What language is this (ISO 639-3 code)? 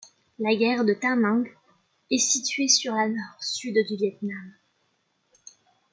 fra